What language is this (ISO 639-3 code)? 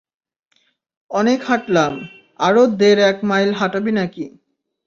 ben